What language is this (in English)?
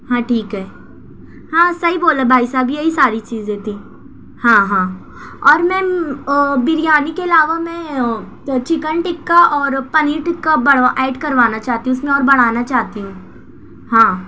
Urdu